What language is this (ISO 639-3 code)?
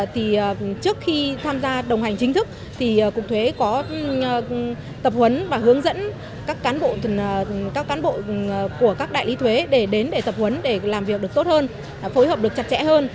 vie